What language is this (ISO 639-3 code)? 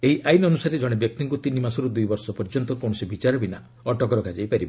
ori